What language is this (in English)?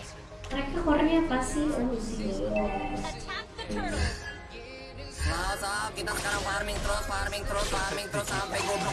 Indonesian